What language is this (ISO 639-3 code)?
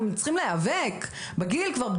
heb